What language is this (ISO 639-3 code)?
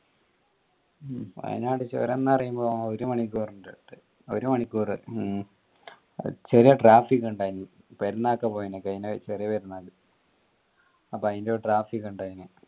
mal